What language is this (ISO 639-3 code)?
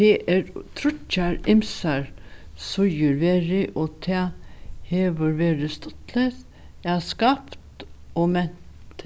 fao